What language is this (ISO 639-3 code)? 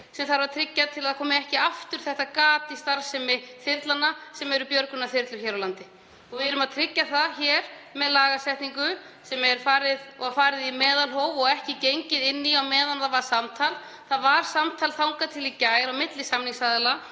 isl